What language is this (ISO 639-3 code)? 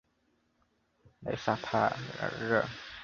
zho